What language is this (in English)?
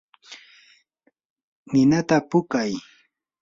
Yanahuanca Pasco Quechua